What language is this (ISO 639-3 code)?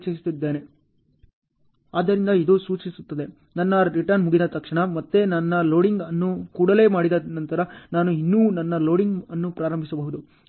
kan